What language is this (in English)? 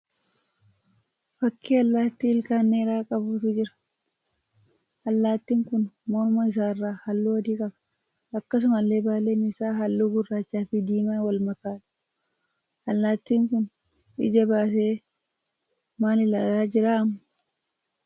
Oromo